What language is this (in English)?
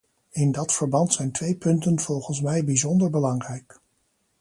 Dutch